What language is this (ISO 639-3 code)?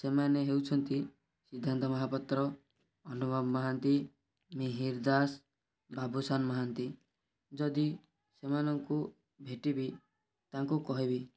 ori